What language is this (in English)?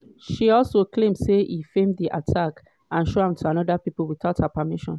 Nigerian Pidgin